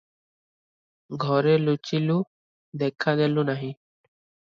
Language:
Odia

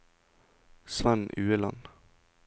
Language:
Norwegian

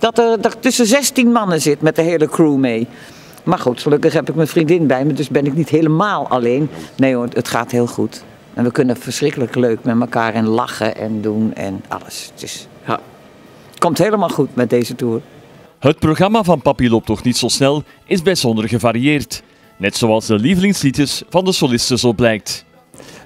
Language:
Dutch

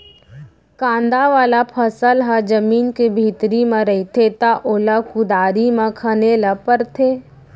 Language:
Chhattisgarhi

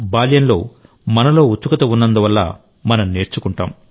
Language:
Telugu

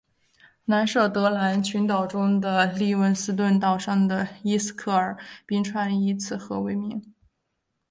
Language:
Chinese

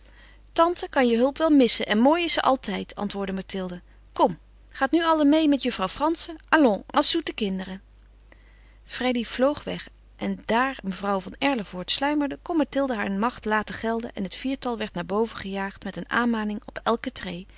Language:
Dutch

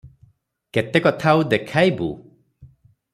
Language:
Odia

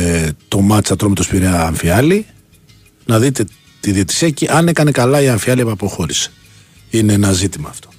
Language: Greek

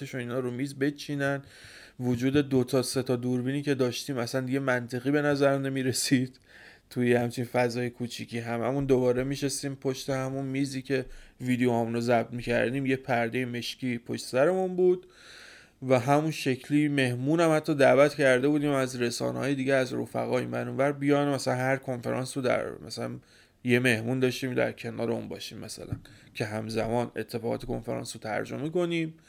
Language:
Persian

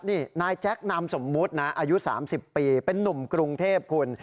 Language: Thai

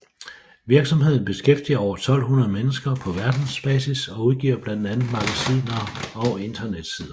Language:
Danish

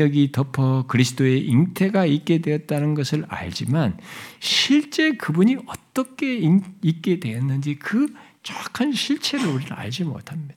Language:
Korean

